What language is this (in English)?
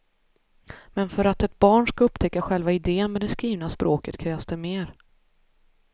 Swedish